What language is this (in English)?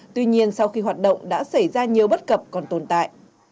Vietnamese